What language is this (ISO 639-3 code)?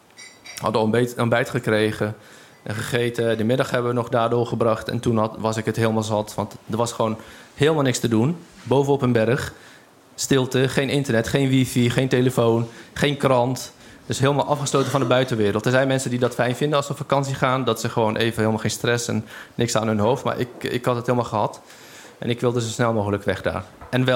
nld